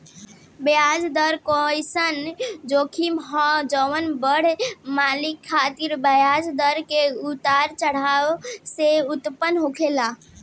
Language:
Bhojpuri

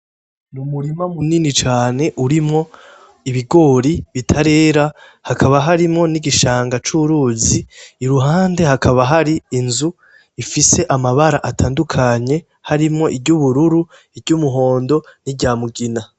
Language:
Rundi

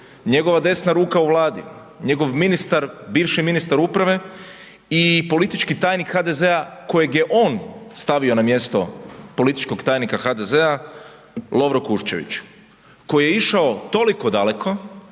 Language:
Croatian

